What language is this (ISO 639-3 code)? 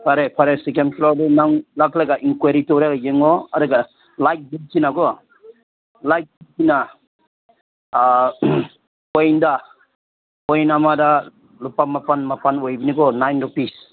mni